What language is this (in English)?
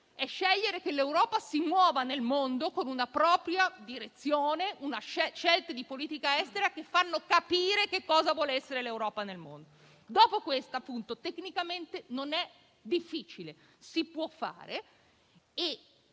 Italian